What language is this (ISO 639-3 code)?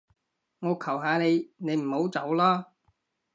yue